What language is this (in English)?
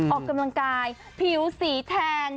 Thai